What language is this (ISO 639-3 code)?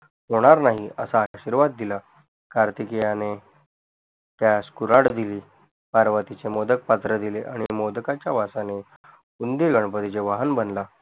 mar